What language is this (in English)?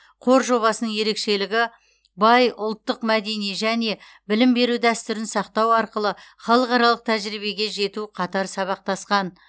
Kazakh